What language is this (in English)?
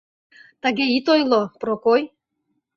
Mari